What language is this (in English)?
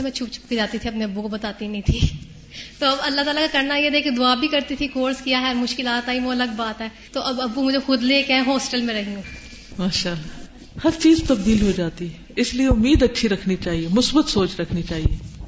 Urdu